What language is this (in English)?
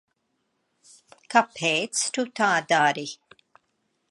Latvian